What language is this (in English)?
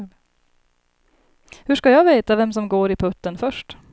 Swedish